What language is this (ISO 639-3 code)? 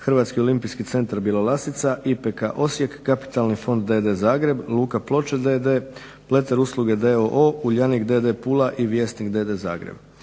hrv